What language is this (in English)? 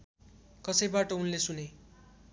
Nepali